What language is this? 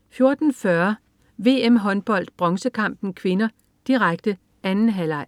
Danish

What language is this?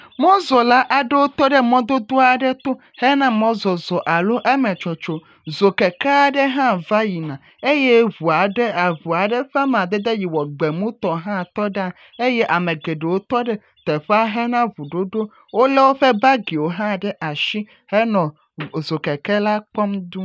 Ewe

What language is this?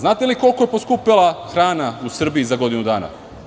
Serbian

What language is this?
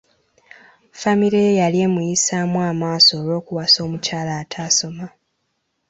Ganda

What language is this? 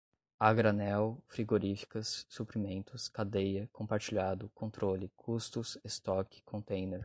Portuguese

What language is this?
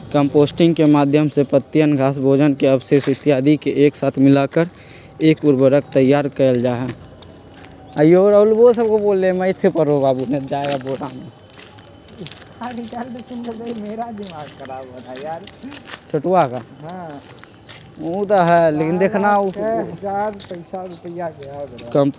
Magahi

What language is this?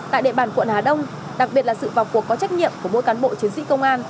Vietnamese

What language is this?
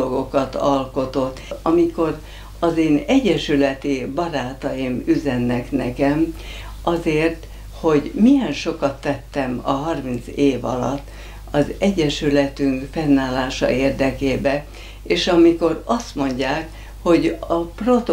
Hungarian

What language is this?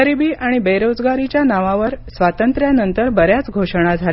Marathi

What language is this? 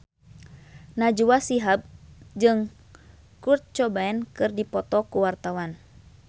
Sundanese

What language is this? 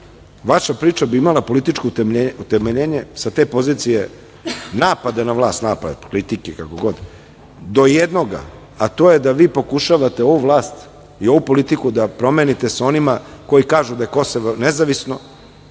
Serbian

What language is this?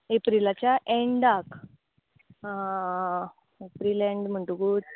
Konkani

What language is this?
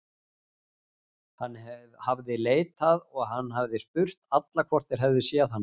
Icelandic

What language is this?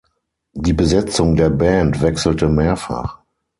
German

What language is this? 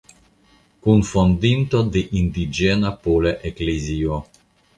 Esperanto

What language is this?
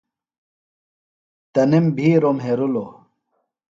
Phalura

